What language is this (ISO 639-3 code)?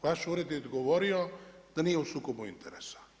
hrv